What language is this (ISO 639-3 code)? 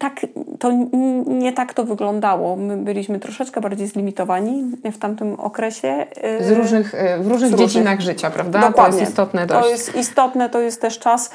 pol